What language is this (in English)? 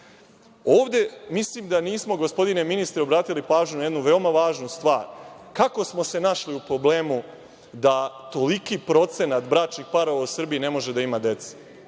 Serbian